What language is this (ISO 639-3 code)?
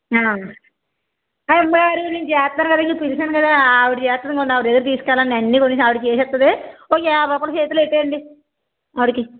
tel